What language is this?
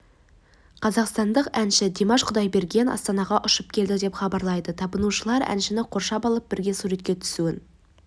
Kazakh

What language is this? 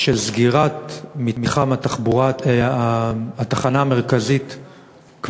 Hebrew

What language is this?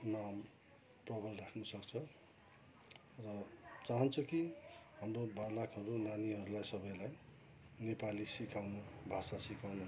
Nepali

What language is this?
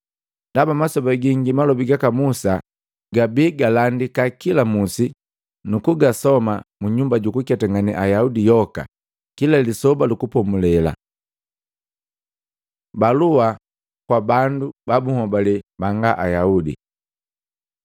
Matengo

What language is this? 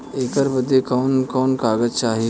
Bhojpuri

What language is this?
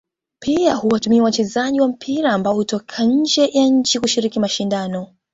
Swahili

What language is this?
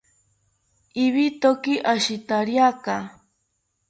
South Ucayali Ashéninka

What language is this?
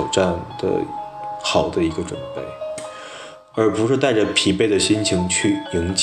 Chinese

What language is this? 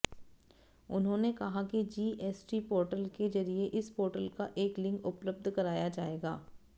Hindi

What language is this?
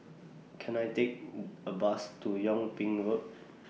English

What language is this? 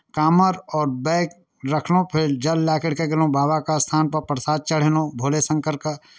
Maithili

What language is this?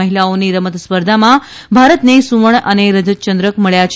Gujarati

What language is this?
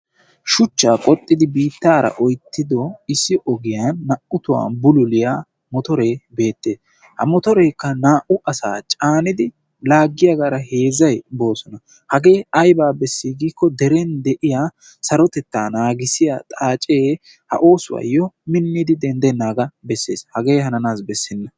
Wolaytta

